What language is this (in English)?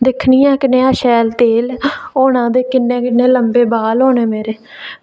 Dogri